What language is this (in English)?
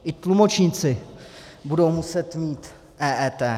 Czech